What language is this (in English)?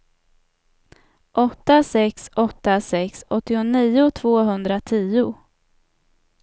Swedish